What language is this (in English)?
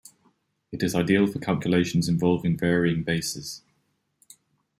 English